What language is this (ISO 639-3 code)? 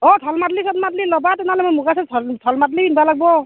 asm